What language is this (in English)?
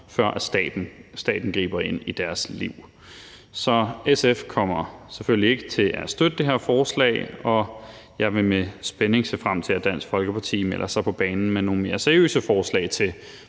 Danish